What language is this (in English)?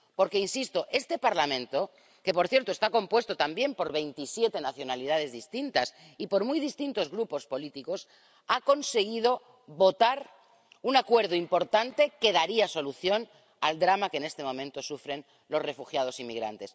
Spanish